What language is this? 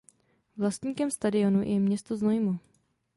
Czech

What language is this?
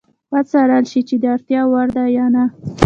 Pashto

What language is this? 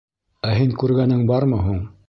Bashkir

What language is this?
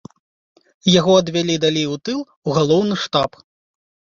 Belarusian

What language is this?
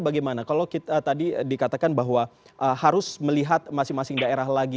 Indonesian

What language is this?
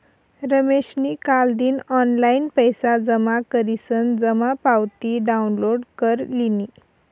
Marathi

